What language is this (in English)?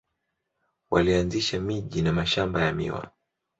Swahili